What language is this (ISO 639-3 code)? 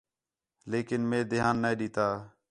xhe